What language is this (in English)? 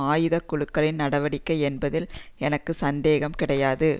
Tamil